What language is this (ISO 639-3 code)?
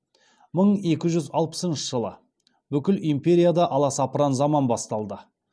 kaz